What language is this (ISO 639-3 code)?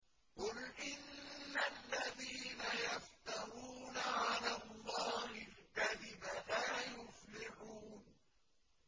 ara